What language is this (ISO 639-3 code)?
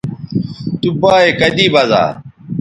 btv